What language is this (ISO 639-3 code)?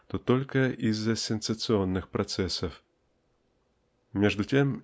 rus